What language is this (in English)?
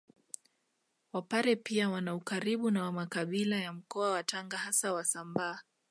Swahili